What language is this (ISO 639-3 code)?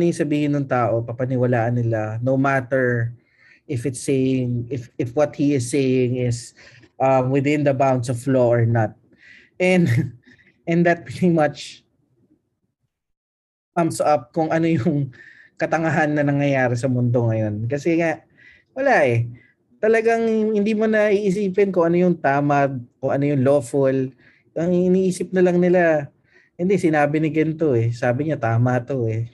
fil